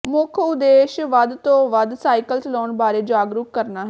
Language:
Punjabi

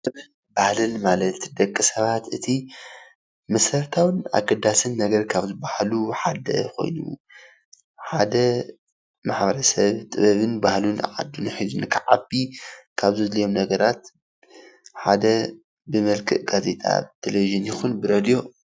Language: Tigrinya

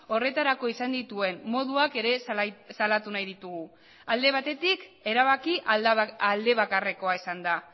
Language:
Basque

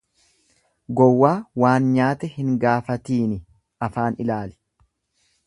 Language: Oromo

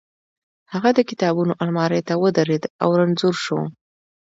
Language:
Pashto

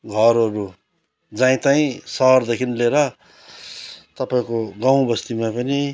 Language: Nepali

